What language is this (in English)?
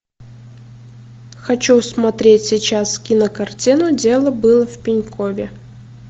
Russian